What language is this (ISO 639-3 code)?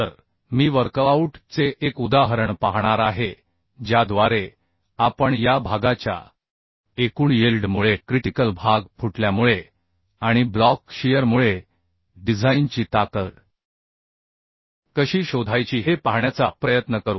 mar